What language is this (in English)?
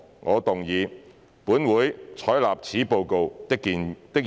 Cantonese